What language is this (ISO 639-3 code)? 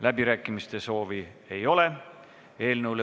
est